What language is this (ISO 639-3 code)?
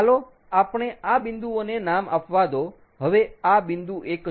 guj